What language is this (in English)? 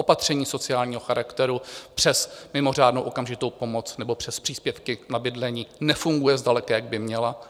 Czech